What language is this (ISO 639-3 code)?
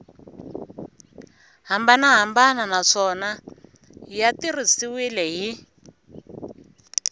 tso